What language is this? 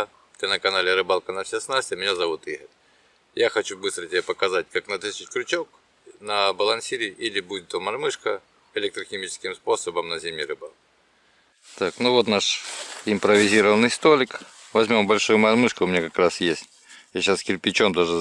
Russian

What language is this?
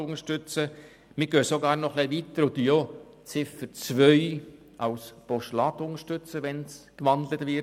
Swiss German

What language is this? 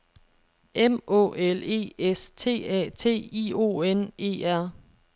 Danish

